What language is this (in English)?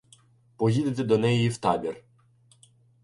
Ukrainian